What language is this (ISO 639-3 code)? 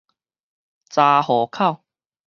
nan